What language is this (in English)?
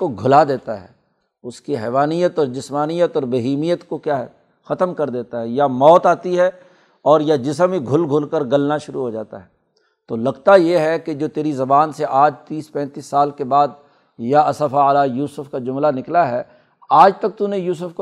Urdu